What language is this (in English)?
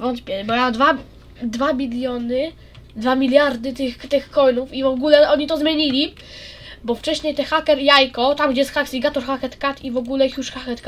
Polish